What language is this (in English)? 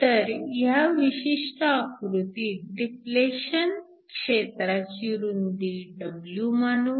Marathi